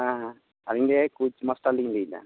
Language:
Santali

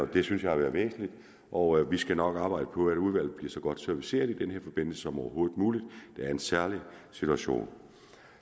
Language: Danish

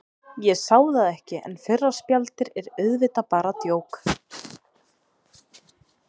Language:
Icelandic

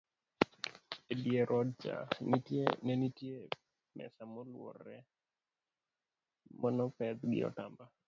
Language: Luo (Kenya and Tanzania)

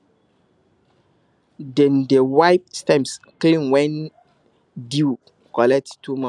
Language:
Nigerian Pidgin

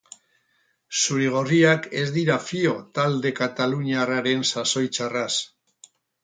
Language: Basque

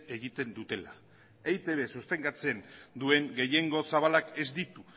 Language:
Basque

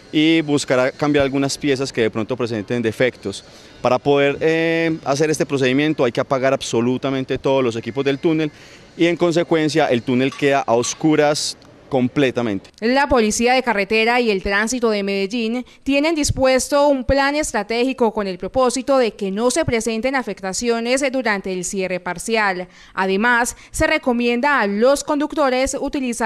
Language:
Spanish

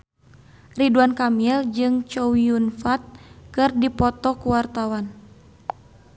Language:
Sundanese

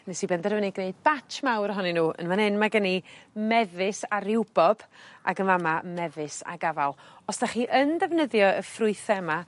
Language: Welsh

